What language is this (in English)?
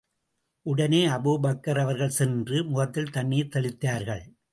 Tamil